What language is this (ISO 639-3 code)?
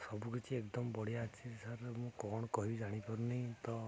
ori